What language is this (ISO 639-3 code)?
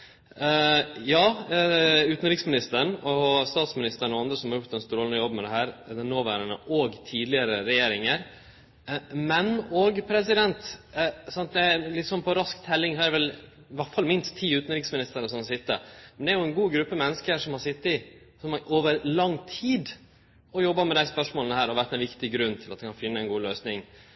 nno